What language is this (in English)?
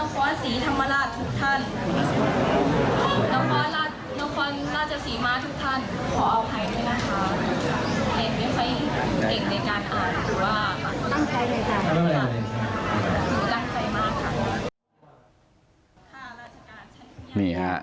Thai